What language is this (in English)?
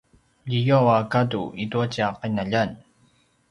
Paiwan